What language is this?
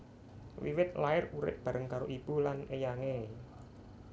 Javanese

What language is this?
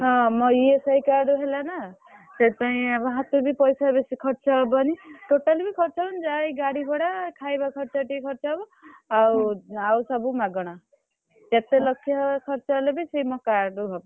Odia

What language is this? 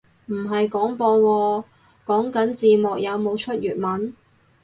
Cantonese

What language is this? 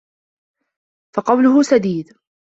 Arabic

